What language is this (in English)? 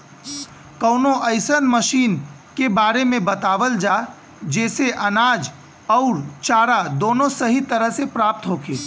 Bhojpuri